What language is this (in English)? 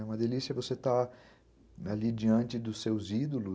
Portuguese